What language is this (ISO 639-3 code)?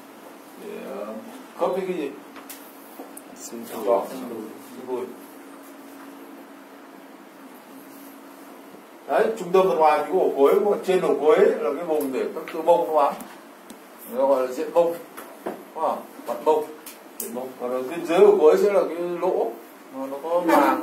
vie